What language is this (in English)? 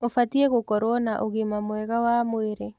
Kikuyu